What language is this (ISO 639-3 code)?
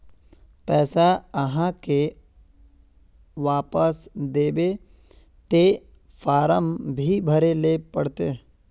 mag